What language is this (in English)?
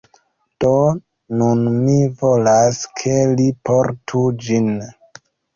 Esperanto